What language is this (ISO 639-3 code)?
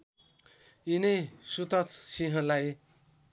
nep